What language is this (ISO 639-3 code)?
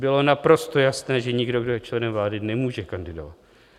ces